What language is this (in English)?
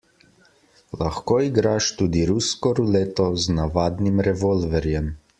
Slovenian